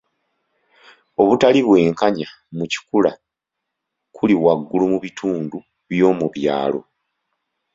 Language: Ganda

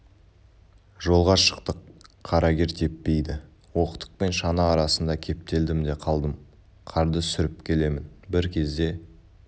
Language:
Kazakh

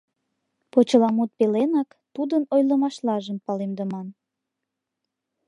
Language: Mari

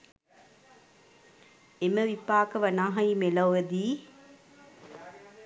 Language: Sinhala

